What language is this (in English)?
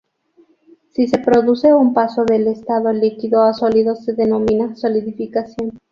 Spanish